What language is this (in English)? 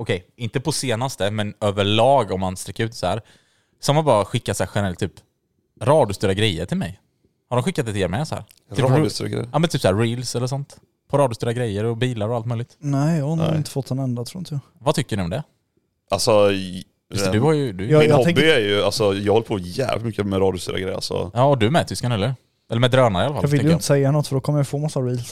Swedish